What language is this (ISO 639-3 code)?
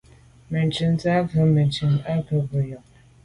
byv